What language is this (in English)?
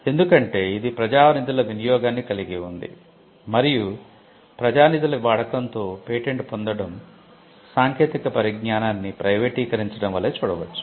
Telugu